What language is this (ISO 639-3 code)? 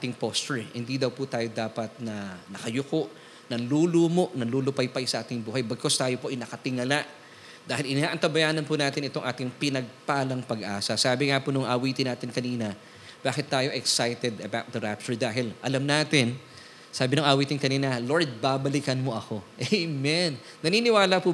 fil